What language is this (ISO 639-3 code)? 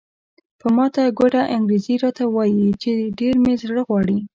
pus